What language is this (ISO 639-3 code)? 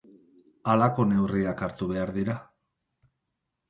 eus